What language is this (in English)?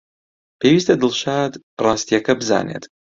Central Kurdish